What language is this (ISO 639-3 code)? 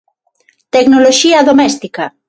glg